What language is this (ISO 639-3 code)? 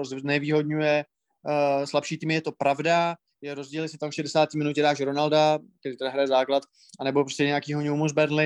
ces